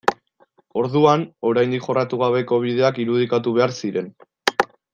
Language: Basque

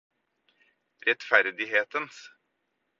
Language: Norwegian Bokmål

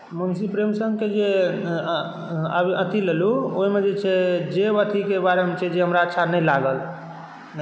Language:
Maithili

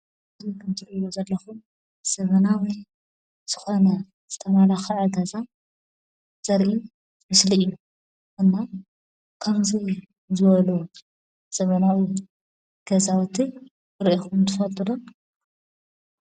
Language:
Tigrinya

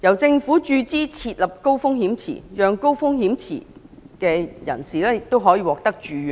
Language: Cantonese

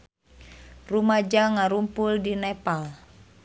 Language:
Sundanese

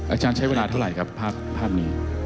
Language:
Thai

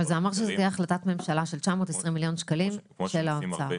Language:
Hebrew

